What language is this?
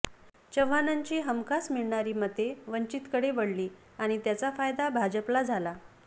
Marathi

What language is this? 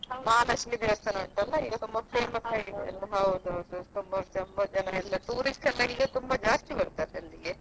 Kannada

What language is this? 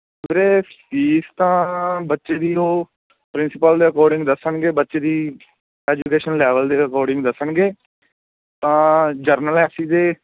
Punjabi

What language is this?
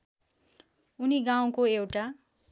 Nepali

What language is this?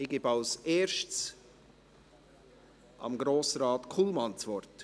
Swiss German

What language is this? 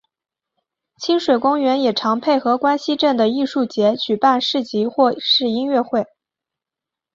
Chinese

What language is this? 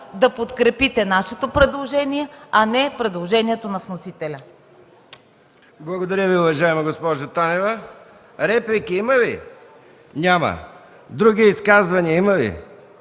Bulgarian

